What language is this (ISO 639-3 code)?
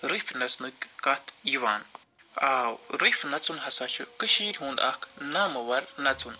kas